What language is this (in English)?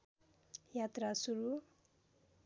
Nepali